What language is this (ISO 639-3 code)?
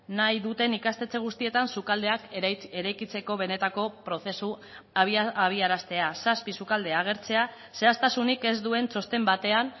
eus